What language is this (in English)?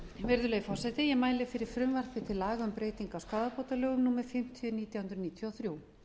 Icelandic